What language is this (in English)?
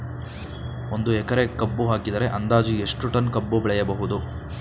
Kannada